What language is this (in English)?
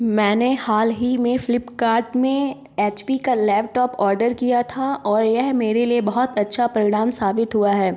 Hindi